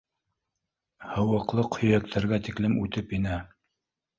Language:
Bashkir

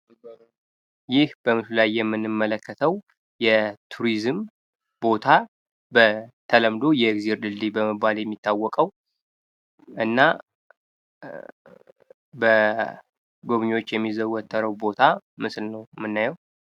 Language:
Amharic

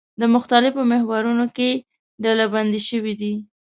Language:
Pashto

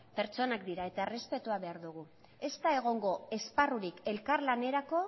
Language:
Basque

